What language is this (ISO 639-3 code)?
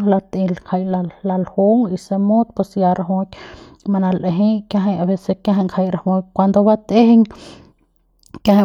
pbs